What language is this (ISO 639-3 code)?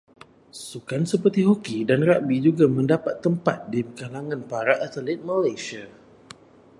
msa